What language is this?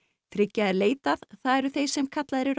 Icelandic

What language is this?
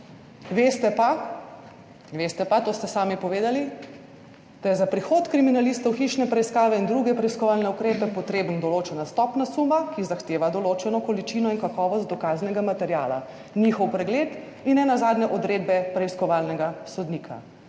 Slovenian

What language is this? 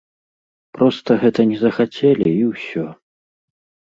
Belarusian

